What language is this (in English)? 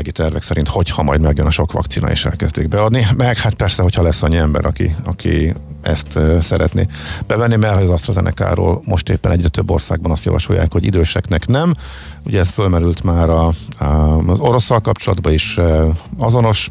Hungarian